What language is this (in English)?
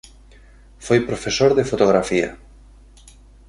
Galician